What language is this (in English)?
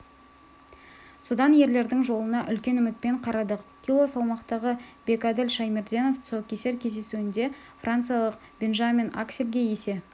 Kazakh